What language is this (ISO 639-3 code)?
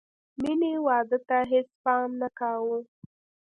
pus